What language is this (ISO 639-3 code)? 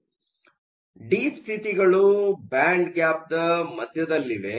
kan